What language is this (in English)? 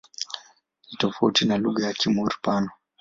Swahili